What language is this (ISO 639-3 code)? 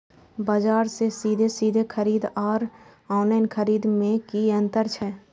mai